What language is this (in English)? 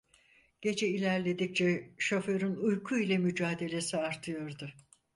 Turkish